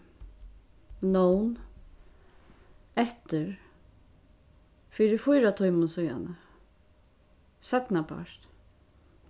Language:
Faroese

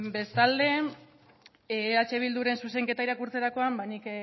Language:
Basque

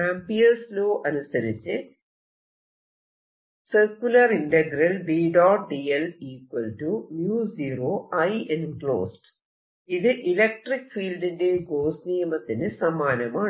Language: Malayalam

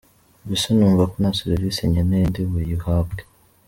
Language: Kinyarwanda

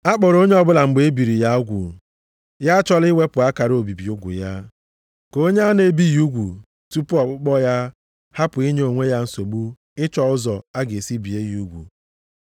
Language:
Igbo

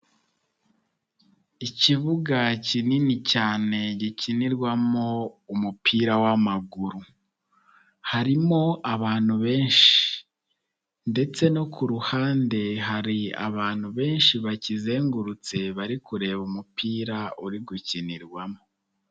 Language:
Kinyarwanda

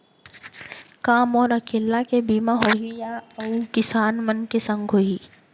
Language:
Chhattisgarhi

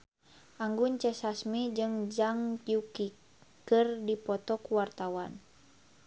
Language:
Sundanese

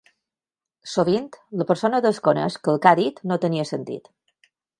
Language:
Catalan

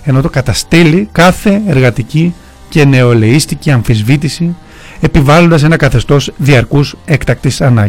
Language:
Greek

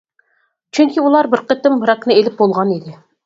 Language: Uyghur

